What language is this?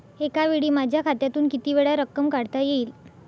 Marathi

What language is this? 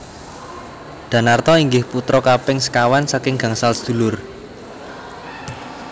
Javanese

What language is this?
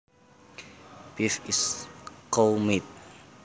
Javanese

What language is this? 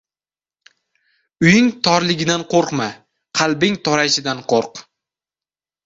Uzbek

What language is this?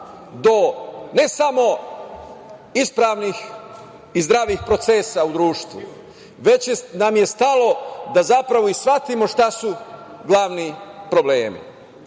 Serbian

